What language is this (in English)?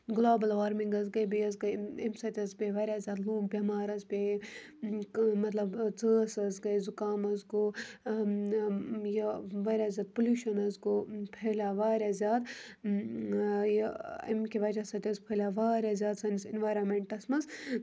Kashmiri